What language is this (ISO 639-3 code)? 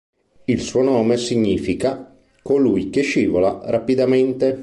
ita